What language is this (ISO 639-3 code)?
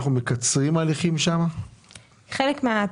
heb